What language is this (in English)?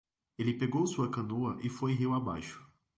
Portuguese